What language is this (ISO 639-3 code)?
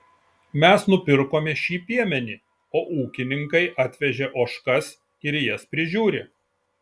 lit